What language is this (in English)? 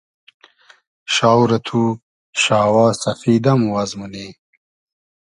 Hazaragi